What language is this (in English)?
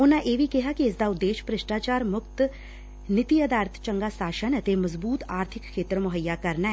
Punjabi